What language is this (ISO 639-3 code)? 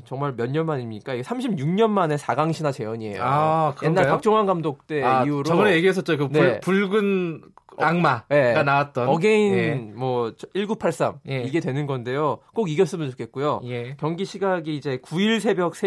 kor